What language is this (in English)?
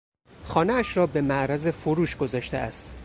Persian